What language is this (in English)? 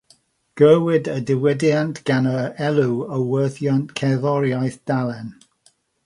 Welsh